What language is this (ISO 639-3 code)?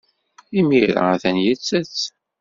kab